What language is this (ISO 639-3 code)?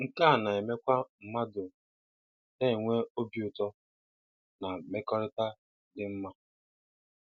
ibo